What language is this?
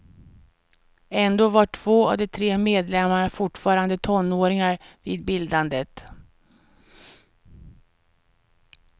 Swedish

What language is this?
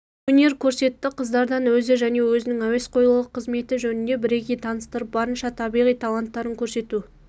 Kazakh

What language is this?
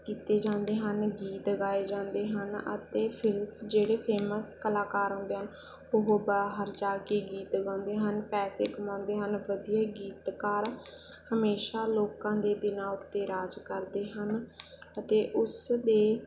Punjabi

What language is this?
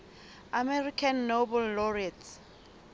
Southern Sotho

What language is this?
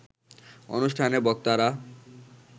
Bangla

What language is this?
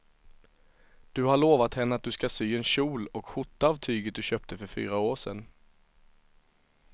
Swedish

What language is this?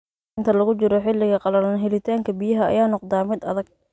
Somali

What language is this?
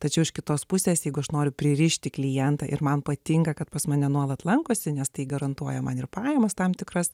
Lithuanian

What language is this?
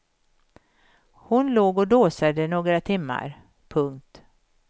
Swedish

